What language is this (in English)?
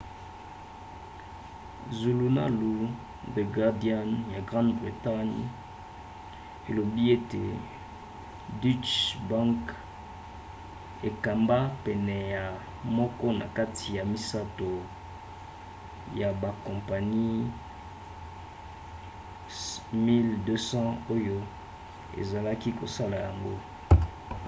Lingala